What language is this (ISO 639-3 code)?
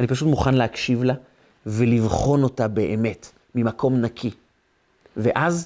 heb